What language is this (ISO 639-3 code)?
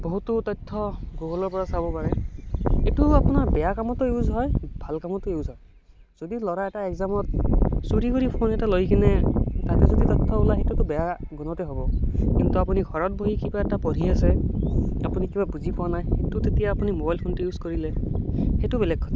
asm